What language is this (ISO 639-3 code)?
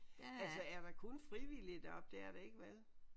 dan